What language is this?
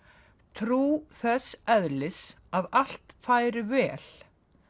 Icelandic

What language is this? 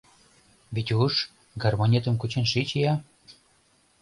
Mari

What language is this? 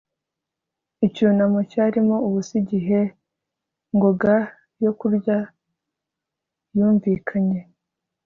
Kinyarwanda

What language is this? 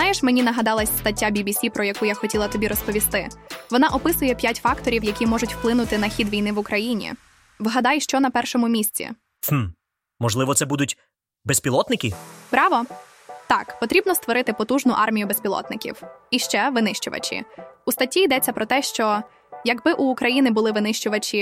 Ukrainian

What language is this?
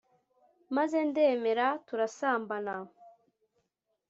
Kinyarwanda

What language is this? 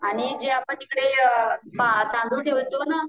Marathi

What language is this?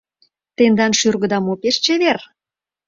Mari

